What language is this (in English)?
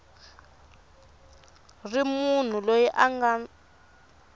Tsonga